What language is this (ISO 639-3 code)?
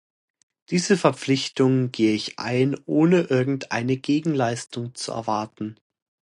deu